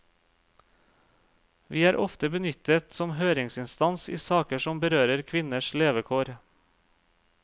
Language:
Norwegian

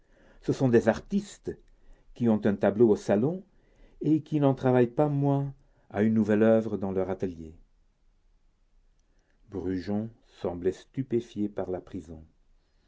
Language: French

